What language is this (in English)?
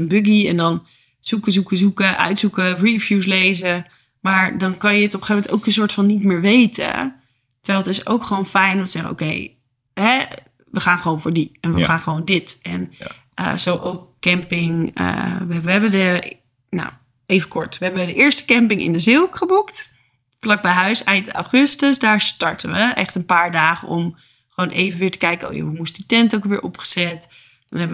Dutch